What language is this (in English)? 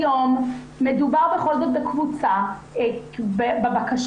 Hebrew